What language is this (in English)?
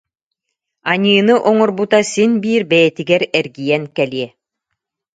Yakut